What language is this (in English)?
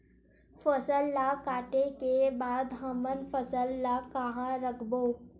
Chhattisgarhi